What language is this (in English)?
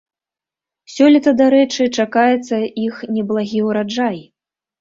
Belarusian